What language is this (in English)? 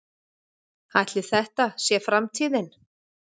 Icelandic